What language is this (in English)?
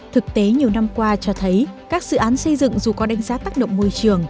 Vietnamese